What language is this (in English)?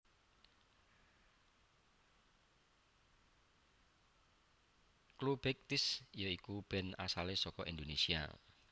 Javanese